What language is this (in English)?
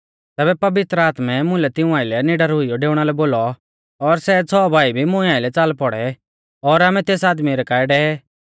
Mahasu Pahari